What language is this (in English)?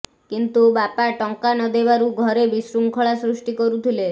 Odia